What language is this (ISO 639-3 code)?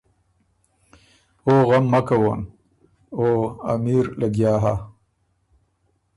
oru